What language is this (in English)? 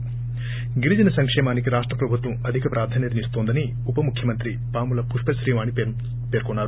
Telugu